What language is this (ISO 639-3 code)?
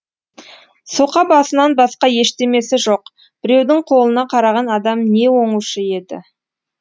kaz